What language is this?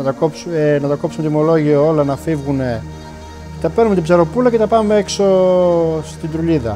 Greek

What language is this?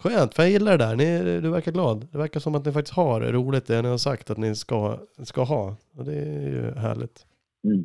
Swedish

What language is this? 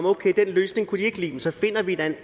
Danish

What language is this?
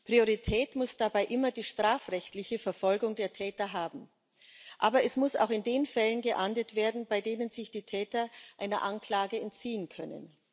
German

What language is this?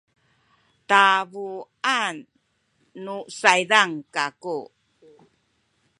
Sakizaya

